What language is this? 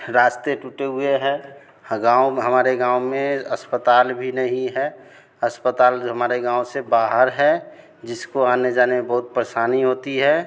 Hindi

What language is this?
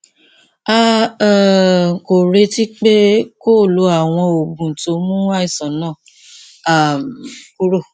Yoruba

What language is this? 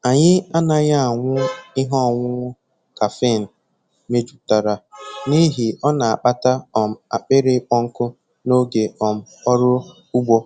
Igbo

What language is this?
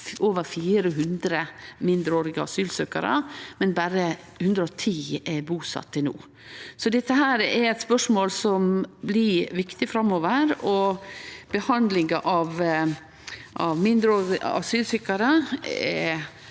Norwegian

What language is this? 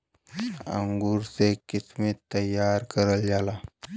Bhojpuri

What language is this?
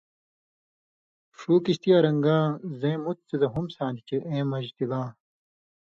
Indus Kohistani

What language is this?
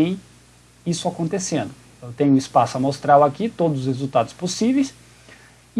Portuguese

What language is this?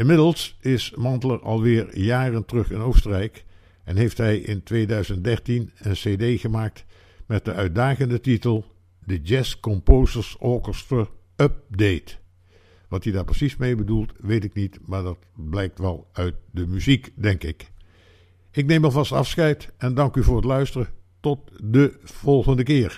Dutch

